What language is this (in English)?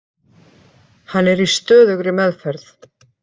Icelandic